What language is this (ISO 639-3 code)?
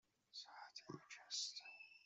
fas